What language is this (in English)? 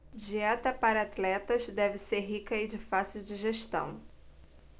Portuguese